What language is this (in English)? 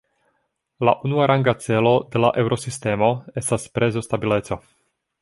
Esperanto